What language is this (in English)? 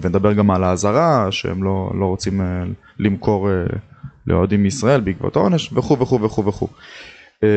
Hebrew